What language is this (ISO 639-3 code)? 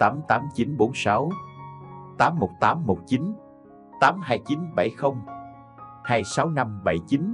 vie